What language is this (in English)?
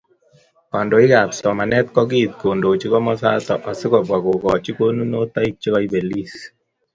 Kalenjin